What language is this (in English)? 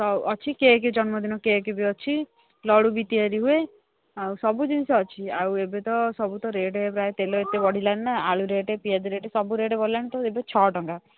Odia